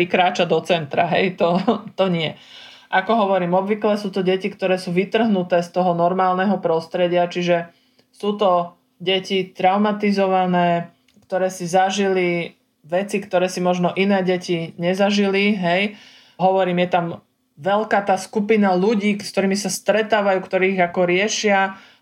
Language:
Slovak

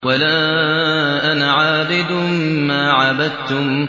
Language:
Arabic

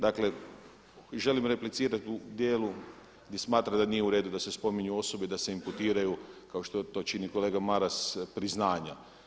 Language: Croatian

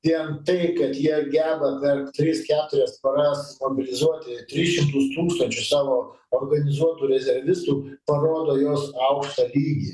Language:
Lithuanian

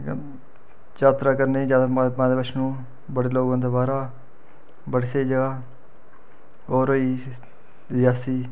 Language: Dogri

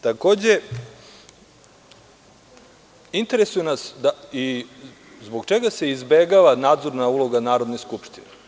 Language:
Serbian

